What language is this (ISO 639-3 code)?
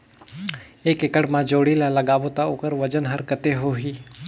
hne